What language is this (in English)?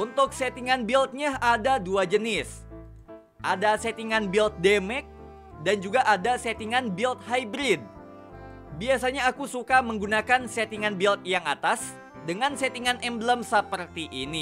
Indonesian